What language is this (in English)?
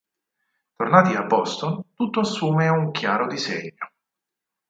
Italian